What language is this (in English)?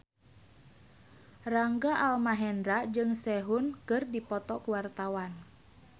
Sundanese